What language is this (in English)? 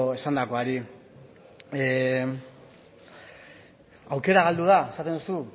Basque